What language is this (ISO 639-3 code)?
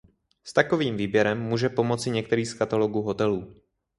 ces